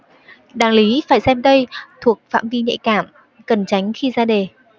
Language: Vietnamese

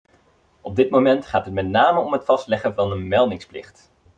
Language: Dutch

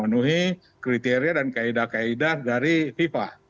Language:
Indonesian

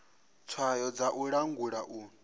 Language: Venda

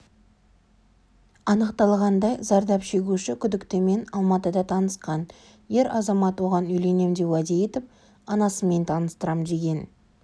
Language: Kazakh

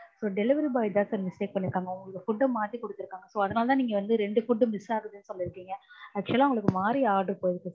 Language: Tamil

